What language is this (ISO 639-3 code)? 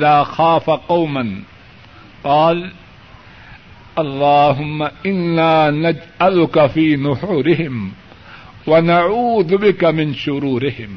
urd